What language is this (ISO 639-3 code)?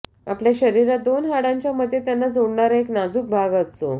mar